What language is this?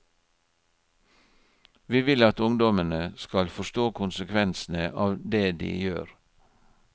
Norwegian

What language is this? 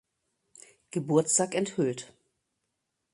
German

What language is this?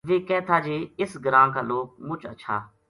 Gujari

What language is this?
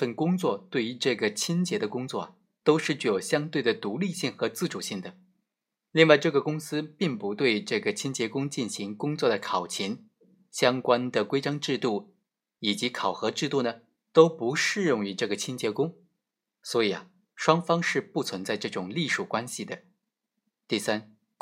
Chinese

